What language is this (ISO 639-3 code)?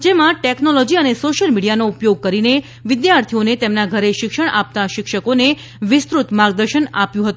guj